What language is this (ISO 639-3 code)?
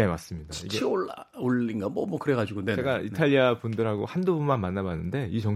kor